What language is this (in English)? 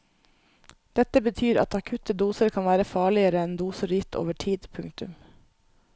Norwegian